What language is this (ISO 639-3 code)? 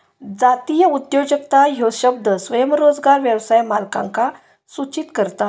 mar